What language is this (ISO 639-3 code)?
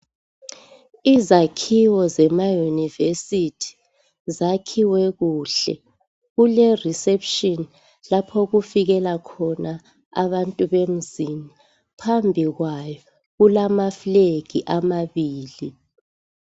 nde